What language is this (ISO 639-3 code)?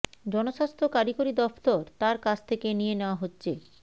ben